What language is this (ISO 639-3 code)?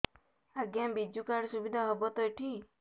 ori